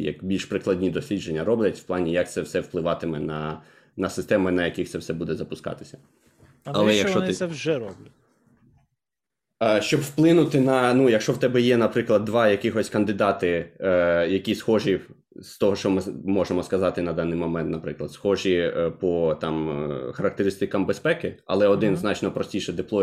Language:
Ukrainian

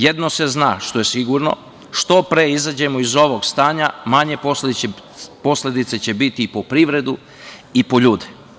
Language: Serbian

